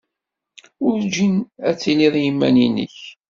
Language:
Kabyle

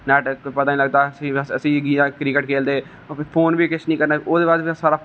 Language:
Dogri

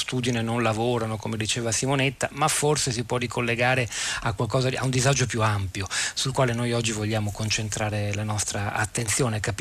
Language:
Italian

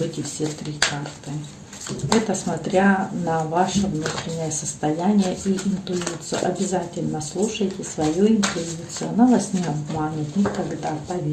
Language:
Russian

